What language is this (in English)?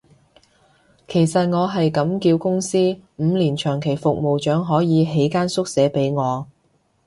Cantonese